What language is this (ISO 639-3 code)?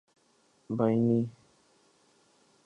urd